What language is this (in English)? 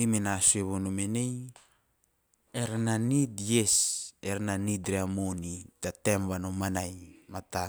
Teop